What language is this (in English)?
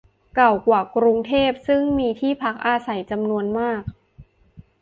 Thai